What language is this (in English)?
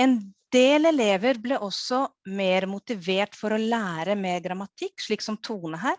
Norwegian